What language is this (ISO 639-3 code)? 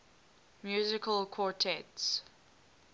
eng